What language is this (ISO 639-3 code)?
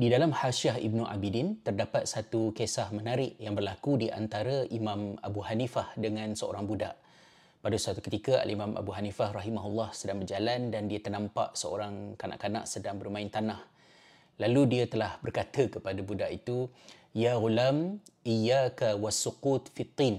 msa